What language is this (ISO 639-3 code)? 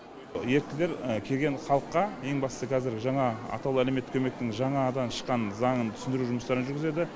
kaz